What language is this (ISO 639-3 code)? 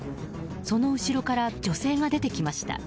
jpn